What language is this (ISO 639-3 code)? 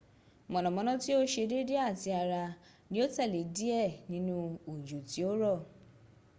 yor